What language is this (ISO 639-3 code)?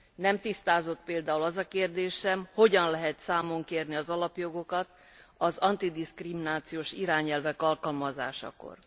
hun